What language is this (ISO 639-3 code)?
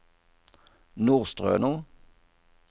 nor